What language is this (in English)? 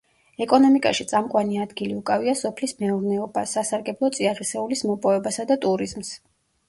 Georgian